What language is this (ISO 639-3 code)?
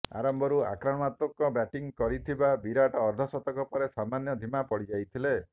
ori